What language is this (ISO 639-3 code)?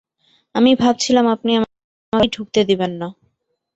ben